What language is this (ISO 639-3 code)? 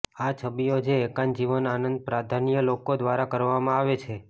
guj